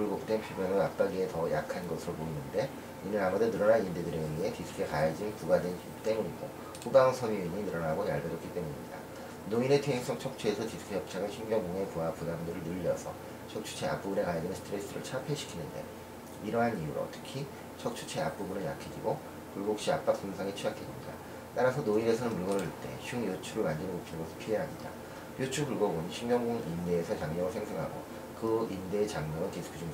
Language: Korean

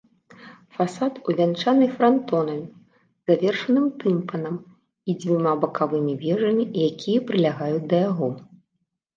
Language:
Belarusian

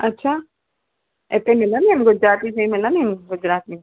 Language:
Sindhi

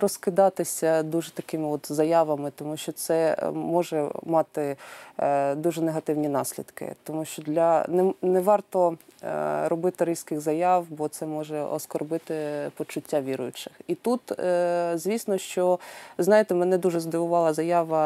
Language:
Ukrainian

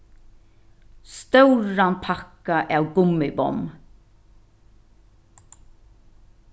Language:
Faroese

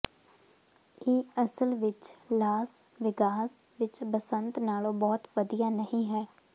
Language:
Punjabi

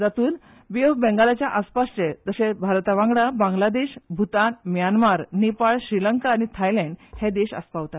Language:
Konkani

